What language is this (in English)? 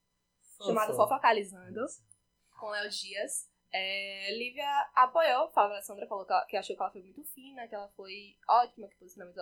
Portuguese